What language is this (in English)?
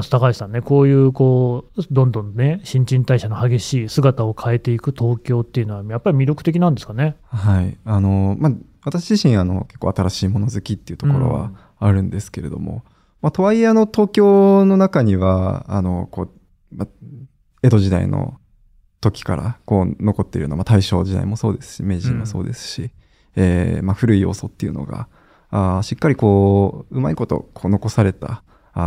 Japanese